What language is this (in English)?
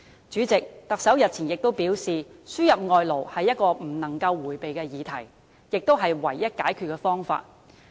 Cantonese